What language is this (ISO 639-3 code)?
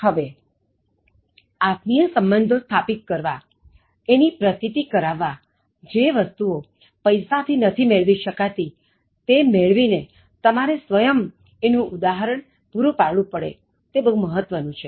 guj